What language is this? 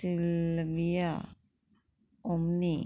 Konkani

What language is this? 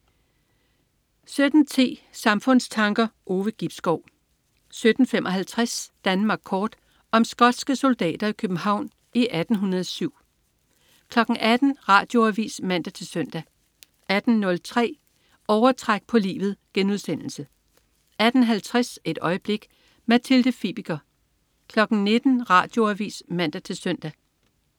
Danish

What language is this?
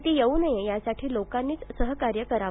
Marathi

